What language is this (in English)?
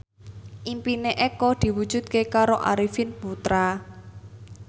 Javanese